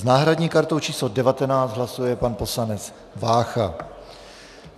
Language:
Czech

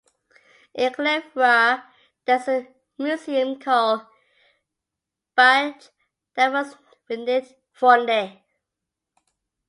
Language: English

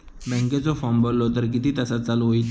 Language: Marathi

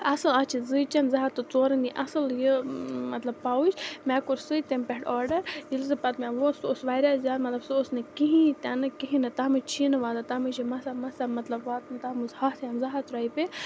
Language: Kashmiri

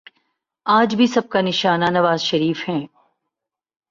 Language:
Urdu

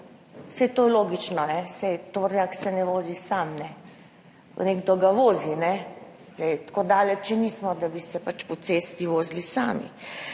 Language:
Slovenian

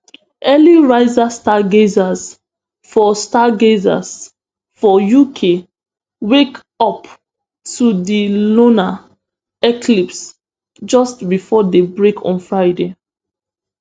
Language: Nigerian Pidgin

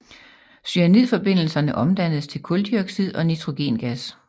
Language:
Danish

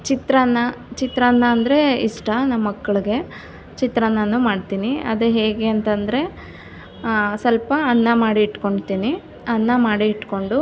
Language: Kannada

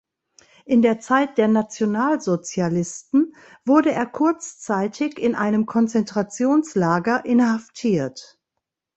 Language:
German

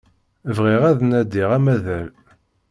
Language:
Kabyle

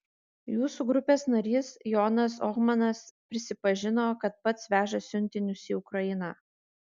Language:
Lithuanian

